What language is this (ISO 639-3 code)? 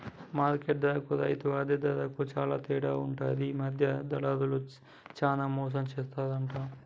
tel